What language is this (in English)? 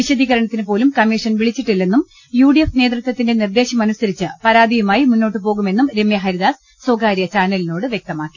Malayalam